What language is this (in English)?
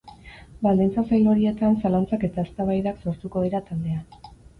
Basque